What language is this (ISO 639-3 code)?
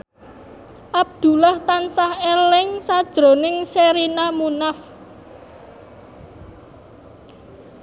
jav